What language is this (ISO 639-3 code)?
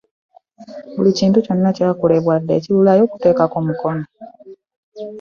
lug